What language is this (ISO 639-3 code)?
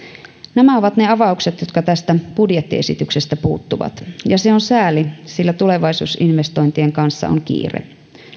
fin